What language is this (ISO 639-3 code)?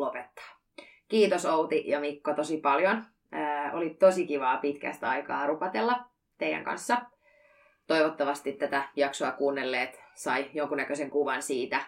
fin